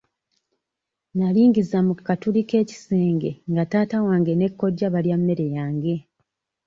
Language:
Ganda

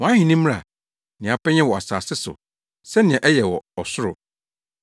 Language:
Akan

